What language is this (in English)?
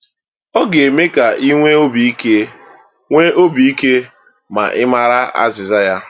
Igbo